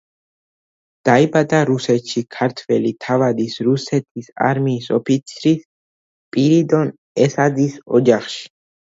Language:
Georgian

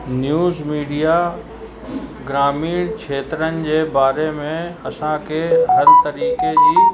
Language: Sindhi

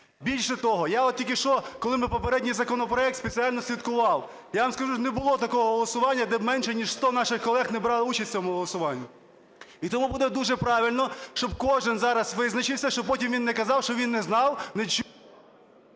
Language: Ukrainian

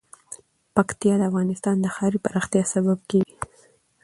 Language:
Pashto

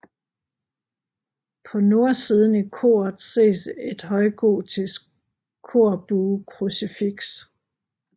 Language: Danish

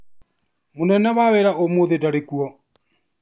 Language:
Kikuyu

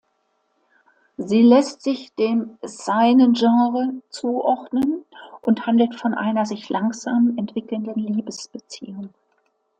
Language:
German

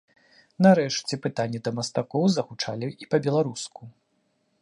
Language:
Belarusian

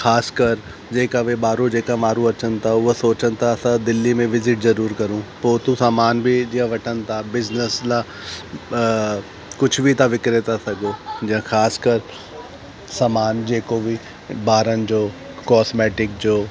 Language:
Sindhi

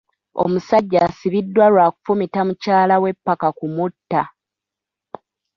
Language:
Ganda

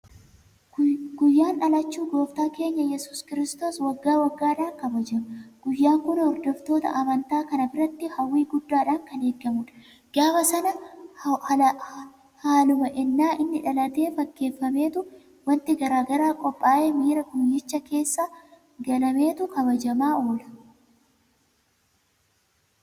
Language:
Oromo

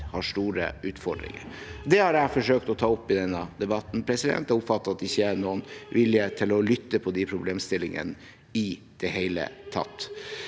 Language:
Norwegian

